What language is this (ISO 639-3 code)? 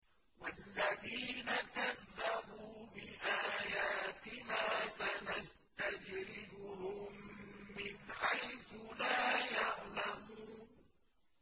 ara